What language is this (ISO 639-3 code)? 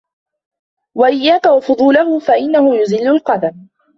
ara